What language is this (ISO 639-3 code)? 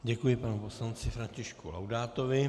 ces